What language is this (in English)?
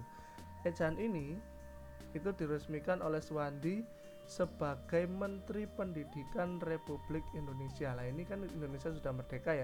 Indonesian